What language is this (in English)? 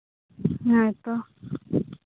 Santali